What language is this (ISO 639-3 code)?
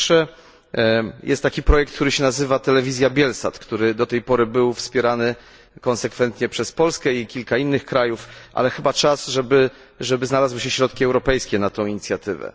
pol